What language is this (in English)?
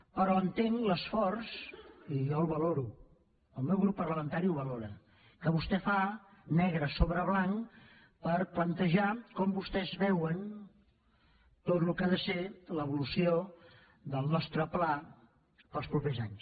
Catalan